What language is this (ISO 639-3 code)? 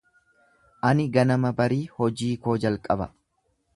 orm